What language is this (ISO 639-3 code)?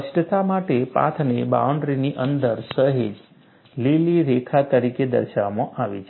guj